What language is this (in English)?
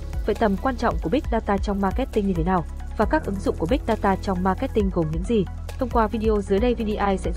Vietnamese